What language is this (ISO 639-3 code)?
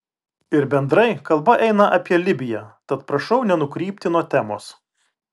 lit